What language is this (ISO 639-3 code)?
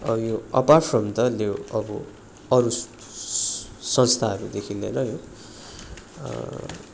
nep